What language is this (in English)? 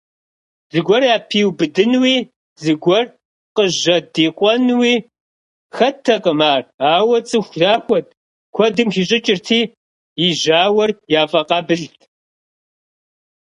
Kabardian